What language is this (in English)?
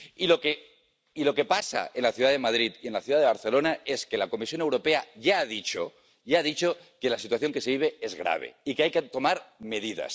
Spanish